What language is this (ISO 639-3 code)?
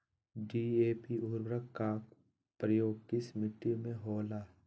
mag